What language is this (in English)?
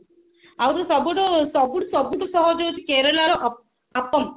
Odia